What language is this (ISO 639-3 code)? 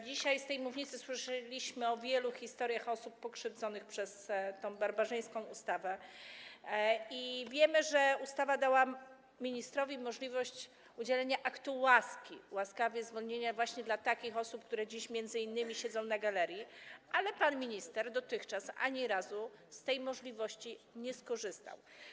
pol